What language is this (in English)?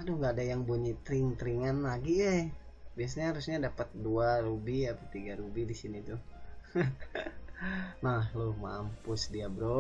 Indonesian